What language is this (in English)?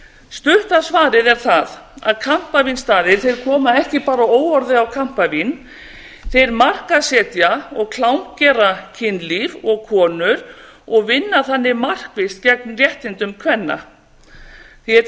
Icelandic